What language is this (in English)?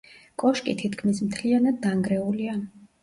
Georgian